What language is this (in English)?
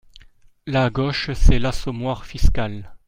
French